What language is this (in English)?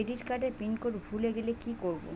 Bangla